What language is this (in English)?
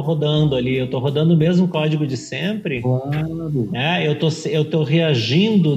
Portuguese